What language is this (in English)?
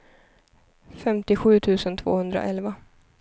Swedish